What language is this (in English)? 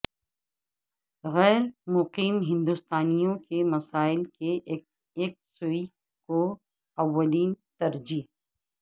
Urdu